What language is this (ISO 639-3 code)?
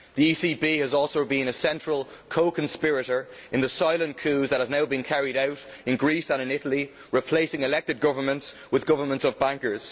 eng